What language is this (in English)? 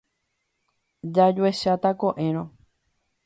Guarani